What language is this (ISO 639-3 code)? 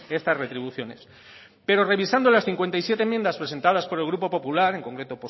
spa